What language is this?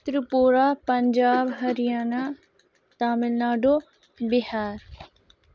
Kashmiri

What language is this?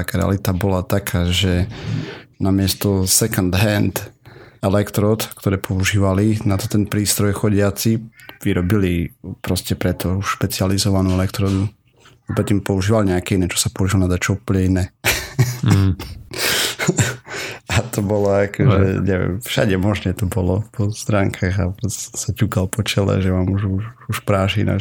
Slovak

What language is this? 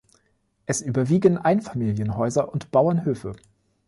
German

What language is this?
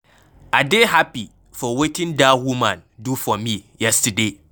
Nigerian Pidgin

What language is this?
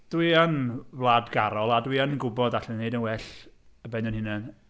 Welsh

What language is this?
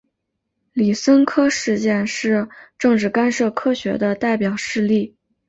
Chinese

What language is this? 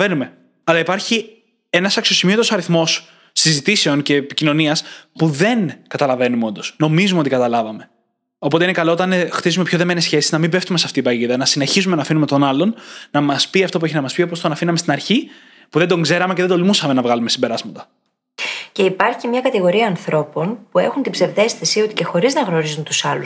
Greek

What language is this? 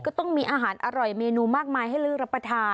Thai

